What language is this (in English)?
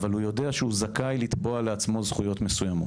Hebrew